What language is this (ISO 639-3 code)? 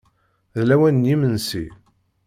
kab